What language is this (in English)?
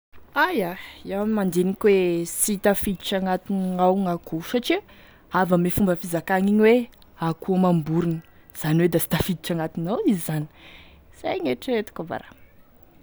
Tesaka Malagasy